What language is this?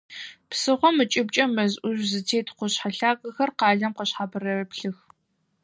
Adyghe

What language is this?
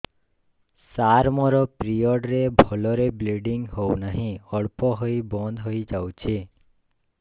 Odia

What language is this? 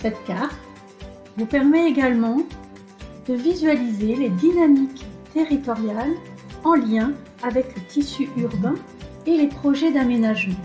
French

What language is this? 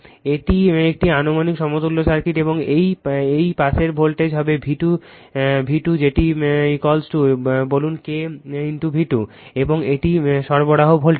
Bangla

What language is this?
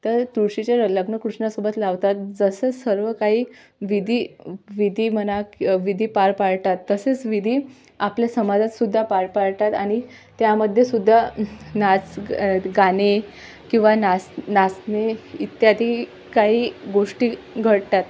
Marathi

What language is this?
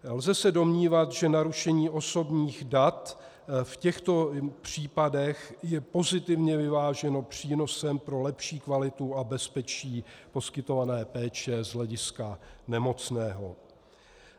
Czech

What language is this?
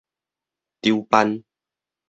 Min Nan Chinese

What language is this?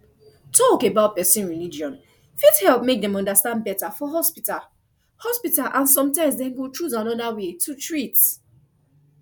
Nigerian Pidgin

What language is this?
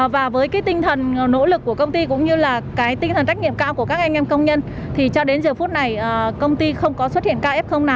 Vietnamese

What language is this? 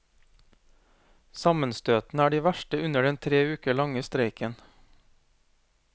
Norwegian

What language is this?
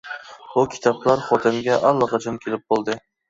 Uyghur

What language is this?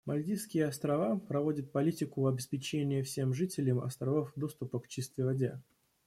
Russian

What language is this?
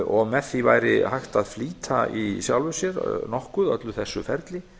Icelandic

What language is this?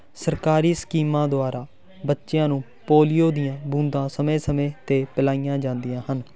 Punjabi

